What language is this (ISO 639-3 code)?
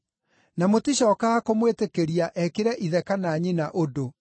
kik